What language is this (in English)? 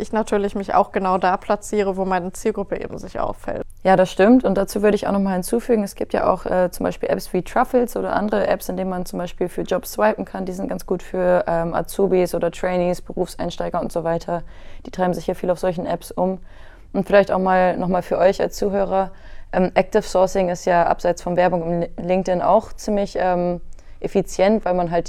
German